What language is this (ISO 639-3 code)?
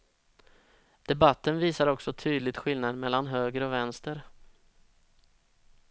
swe